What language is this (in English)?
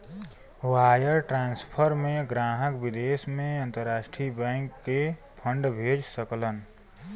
Bhojpuri